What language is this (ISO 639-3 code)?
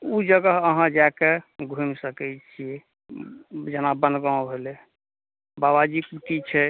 mai